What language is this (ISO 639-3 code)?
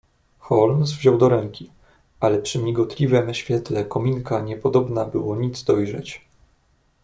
pol